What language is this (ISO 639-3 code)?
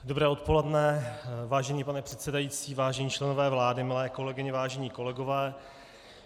ces